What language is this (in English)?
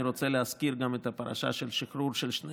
Hebrew